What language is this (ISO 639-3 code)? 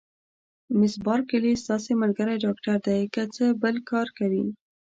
pus